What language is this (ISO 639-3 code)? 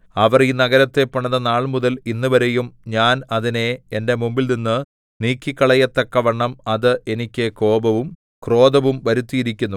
mal